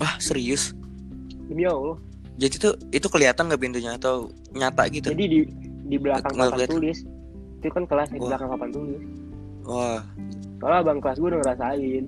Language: Indonesian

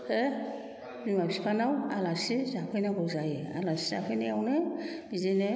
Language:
Bodo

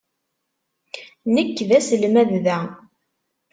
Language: Kabyle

